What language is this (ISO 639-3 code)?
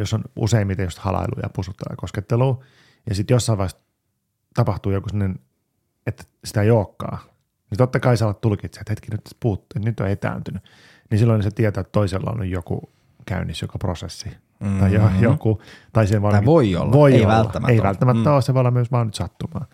fin